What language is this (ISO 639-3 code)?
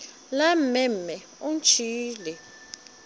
nso